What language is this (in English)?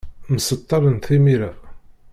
Kabyle